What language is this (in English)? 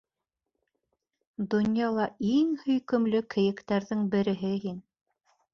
Bashkir